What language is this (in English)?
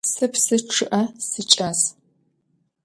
Adyghe